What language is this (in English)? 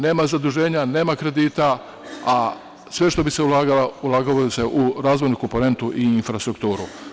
Serbian